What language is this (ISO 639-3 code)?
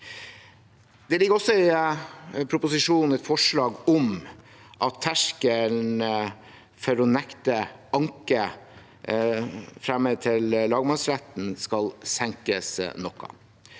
nor